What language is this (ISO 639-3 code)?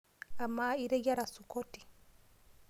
mas